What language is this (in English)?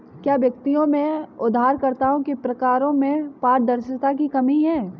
Hindi